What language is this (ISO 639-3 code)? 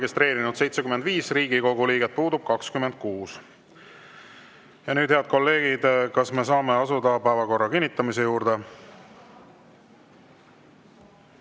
est